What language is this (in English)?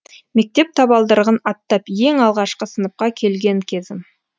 Kazakh